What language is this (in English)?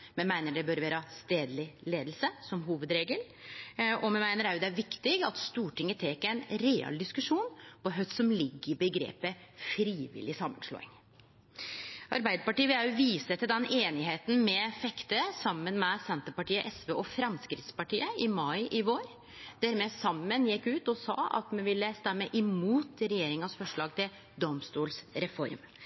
Norwegian Nynorsk